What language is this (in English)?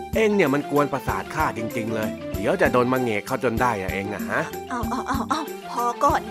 Thai